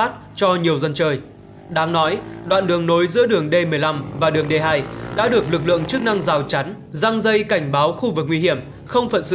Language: Vietnamese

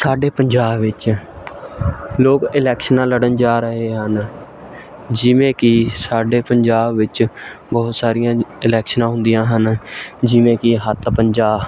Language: Punjabi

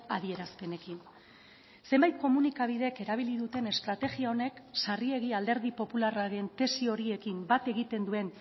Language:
Basque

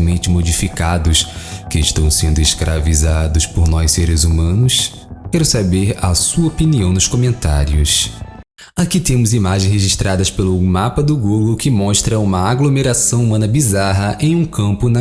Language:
Portuguese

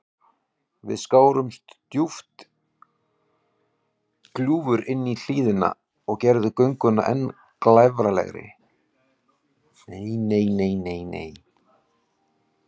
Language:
Icelandic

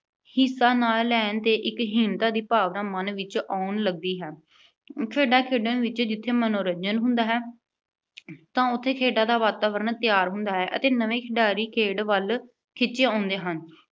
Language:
Punjabi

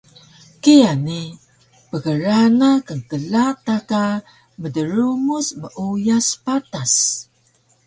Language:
Taroko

